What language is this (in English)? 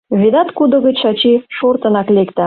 Mari